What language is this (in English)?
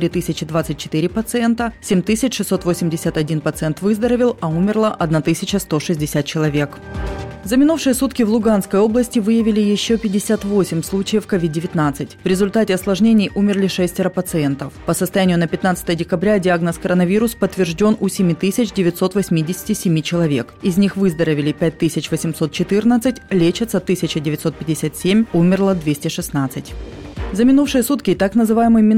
Russian